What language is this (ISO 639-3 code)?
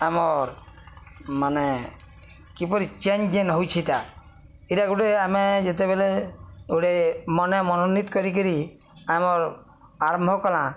ori